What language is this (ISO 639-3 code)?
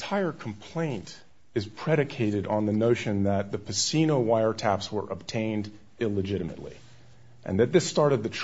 eng